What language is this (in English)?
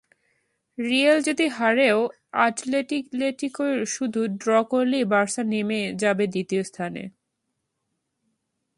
Bangla